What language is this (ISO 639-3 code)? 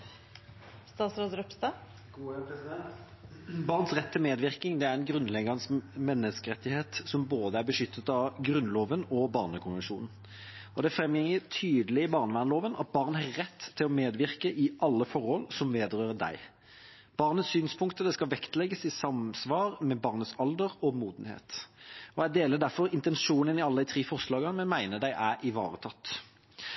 nob